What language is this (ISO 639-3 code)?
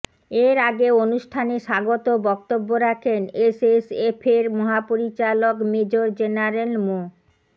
ben